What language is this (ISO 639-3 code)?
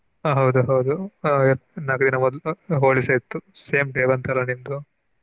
kan